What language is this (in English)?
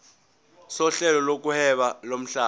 Zulu